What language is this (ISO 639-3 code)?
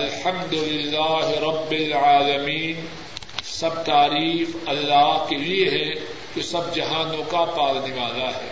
urd